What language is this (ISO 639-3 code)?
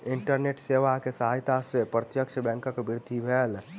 mai